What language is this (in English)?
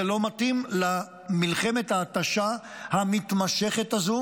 Hebrew